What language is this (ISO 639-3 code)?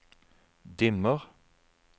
nor